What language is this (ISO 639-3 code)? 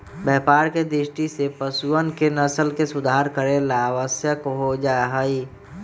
mag